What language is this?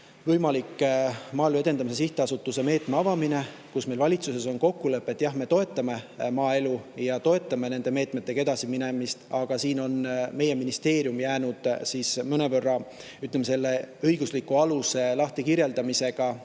Estonian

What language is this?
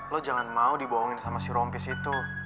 Indonesian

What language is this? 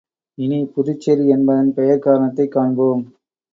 Tamil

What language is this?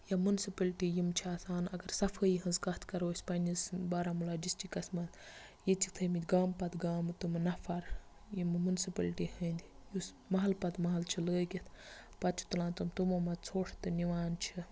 Kashmiri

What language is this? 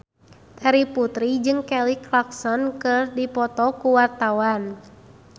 Sundanese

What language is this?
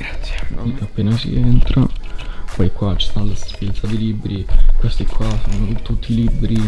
Italian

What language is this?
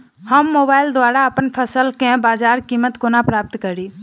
Maithili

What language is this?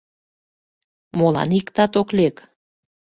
Mari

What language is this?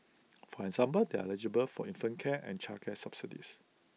English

